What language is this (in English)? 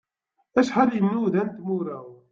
Kabyle